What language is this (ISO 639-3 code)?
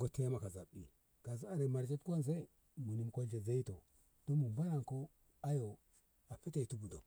nbh